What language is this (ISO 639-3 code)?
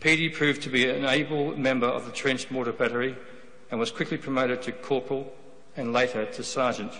eng